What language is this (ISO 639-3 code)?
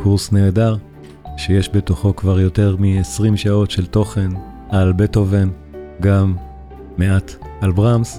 heb